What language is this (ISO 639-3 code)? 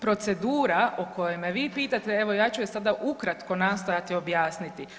hrv